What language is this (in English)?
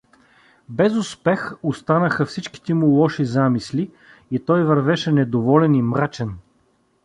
Bulgarian